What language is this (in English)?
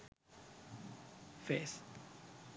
Sinhala